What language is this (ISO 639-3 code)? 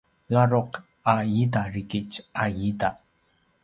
pwn